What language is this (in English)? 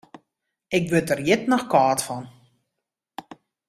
Western Frisian